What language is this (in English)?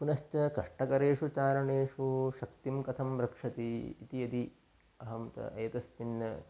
Sanskrit